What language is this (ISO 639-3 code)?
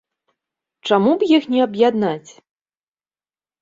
bel